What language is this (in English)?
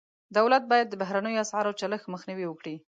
Pashto